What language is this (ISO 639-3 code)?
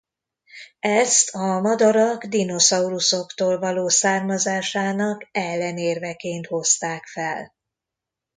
hun